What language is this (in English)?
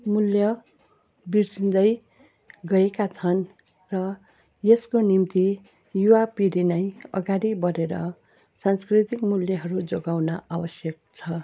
Nepali